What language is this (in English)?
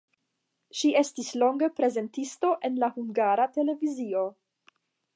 Esperanto